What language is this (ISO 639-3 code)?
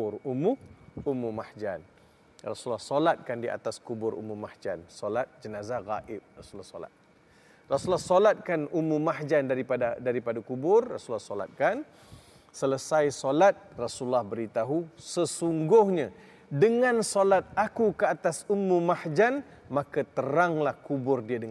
msa